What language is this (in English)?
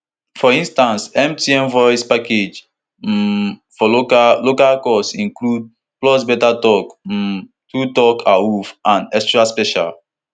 Nigerian Pidgin